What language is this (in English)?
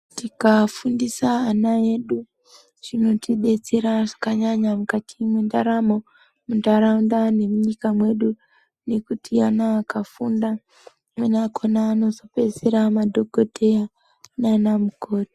Ndau